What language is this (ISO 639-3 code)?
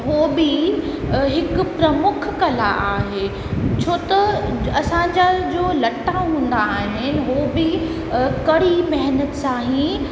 snd